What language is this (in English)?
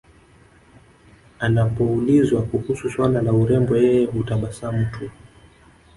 Swahili